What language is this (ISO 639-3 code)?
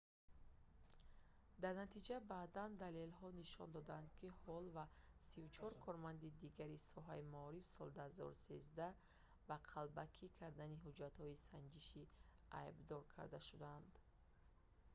tgk